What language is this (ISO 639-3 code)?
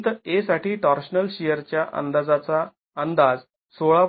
mar